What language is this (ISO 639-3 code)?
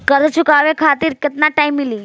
bho